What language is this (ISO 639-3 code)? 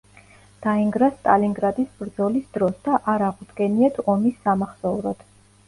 kat